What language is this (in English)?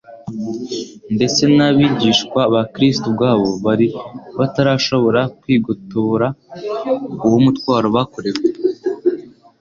Kinyarwanda